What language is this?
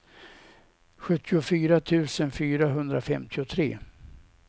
Swedish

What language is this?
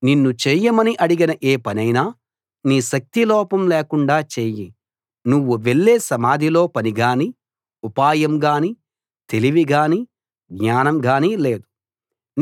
Telugu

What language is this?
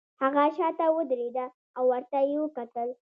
Pashto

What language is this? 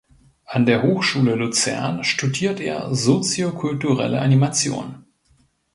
German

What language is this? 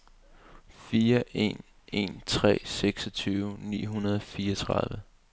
Danish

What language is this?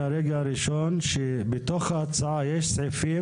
Hebrew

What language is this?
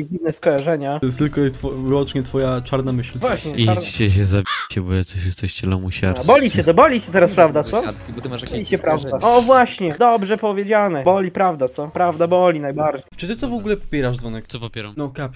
Polish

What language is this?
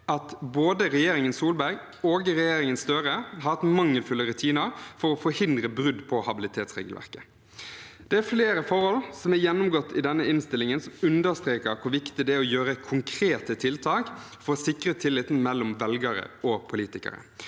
Norwegian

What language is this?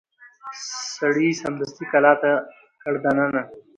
Pashto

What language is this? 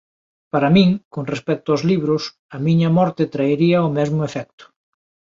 Galician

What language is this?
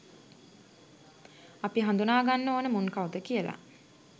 Sinhala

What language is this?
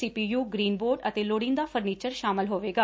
Punjabi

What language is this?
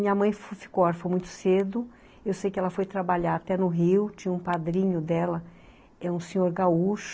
Portuguese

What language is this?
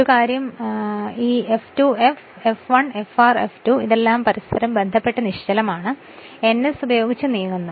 Malayalam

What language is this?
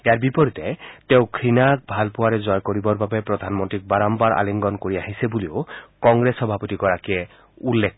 Assamese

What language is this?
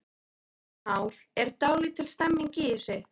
Icelandic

